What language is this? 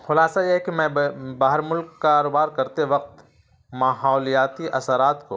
Urdu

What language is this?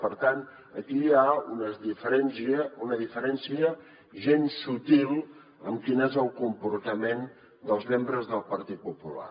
Catalan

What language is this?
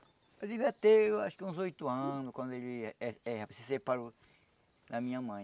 Portuguese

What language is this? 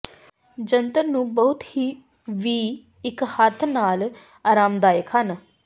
Punjabi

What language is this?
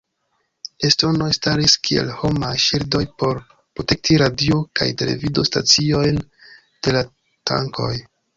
Esperanto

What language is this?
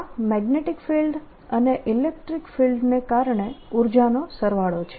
Gujarati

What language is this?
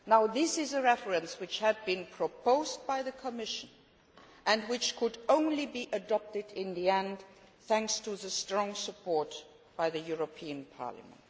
English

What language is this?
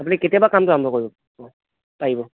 Assamese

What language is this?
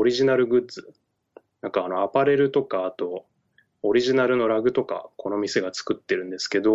Japanese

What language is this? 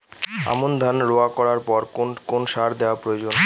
Bangla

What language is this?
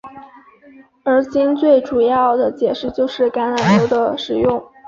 Chinese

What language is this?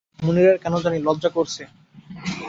Bangla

